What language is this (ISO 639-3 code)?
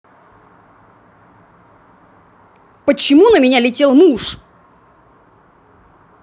rus